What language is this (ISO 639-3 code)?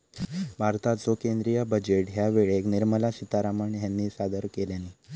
mar